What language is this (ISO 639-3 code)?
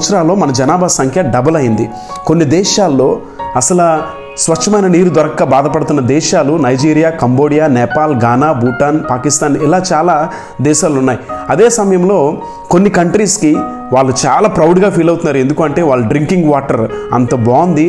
tel